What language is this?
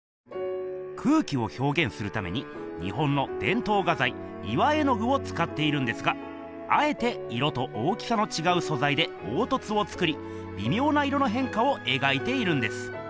Japanese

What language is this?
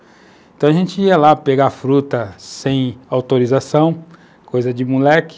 Portuguese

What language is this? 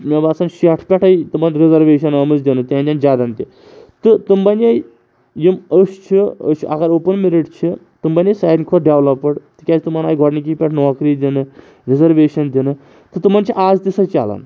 Kashmiri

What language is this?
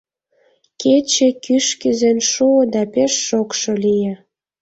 Mari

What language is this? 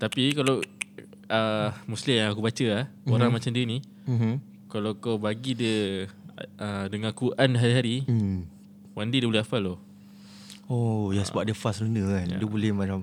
Malay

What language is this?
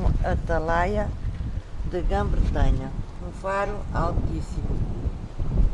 Portuguese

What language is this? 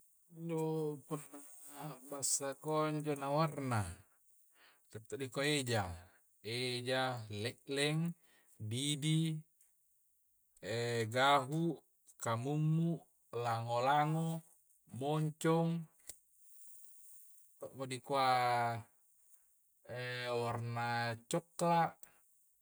Coastal Konjo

